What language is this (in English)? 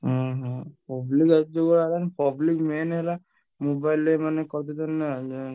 Odia